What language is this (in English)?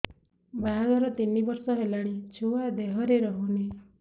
Odia